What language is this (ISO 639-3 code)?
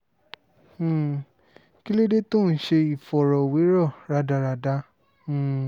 yor